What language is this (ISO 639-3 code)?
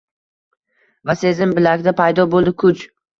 uzb